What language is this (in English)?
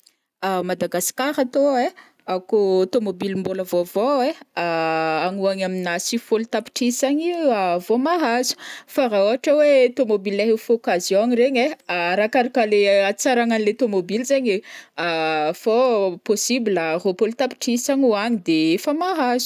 Northern Betsimisaraka Malagasy